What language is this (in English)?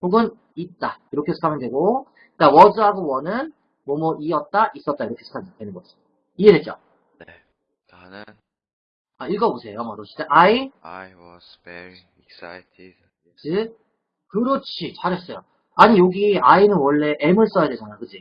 Korean